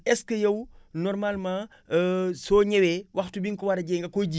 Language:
Wolof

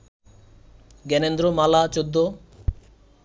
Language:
Bangla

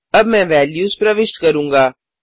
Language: Hindi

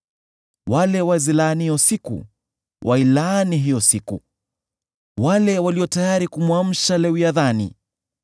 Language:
Swahili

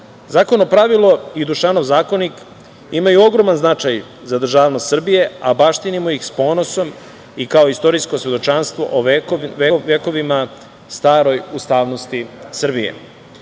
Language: Serbian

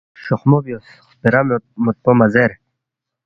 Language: Balti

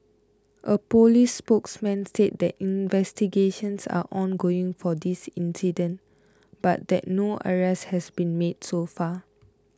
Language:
English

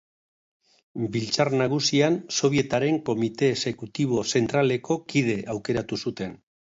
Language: Basque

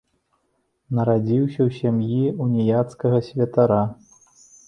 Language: Belarusian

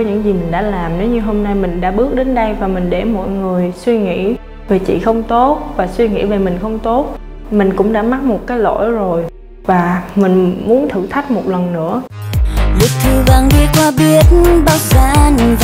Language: Vietnamese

